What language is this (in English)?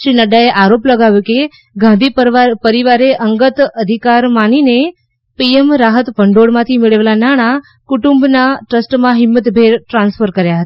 Gujarati